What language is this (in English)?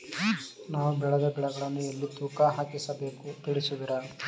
Kannada